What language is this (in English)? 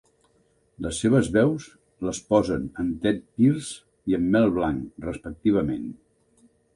Catalan